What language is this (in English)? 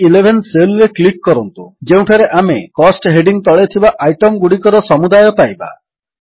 Odia